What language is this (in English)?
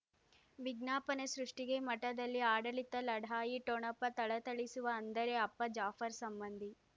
Kannada